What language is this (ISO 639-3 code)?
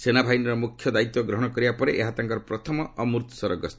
ori